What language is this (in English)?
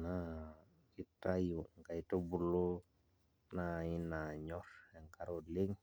Masai